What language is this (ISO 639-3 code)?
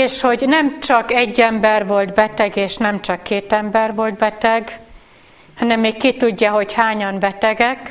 hun